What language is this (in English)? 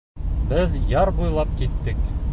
Bashkir